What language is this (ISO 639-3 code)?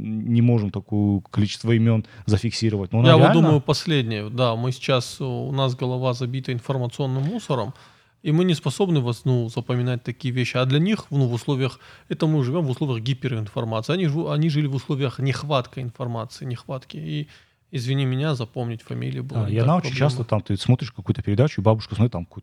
rus